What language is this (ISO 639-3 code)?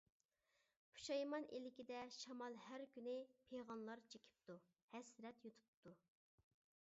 uig